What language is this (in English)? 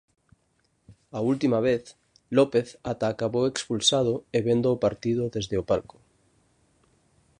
Galician